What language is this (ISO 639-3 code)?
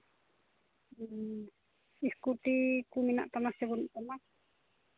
sat